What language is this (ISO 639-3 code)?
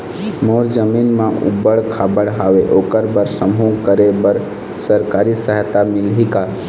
hne